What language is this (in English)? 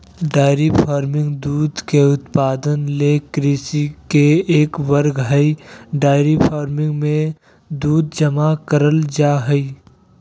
Magahi